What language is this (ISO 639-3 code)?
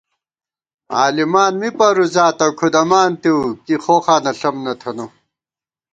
gwt